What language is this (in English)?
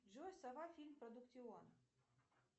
Russian